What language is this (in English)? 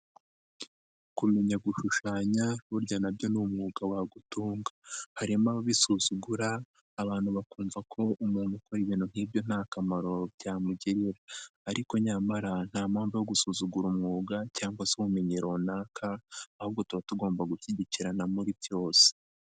Kinyarwanda